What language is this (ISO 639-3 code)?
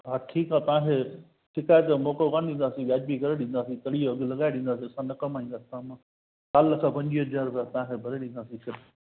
snd